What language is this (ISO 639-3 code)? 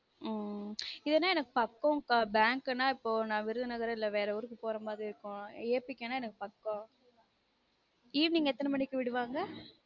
tam